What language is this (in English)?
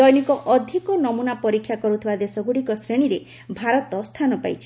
Odia